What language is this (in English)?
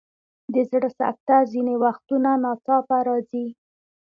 Pashto